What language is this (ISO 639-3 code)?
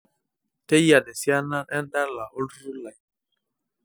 mas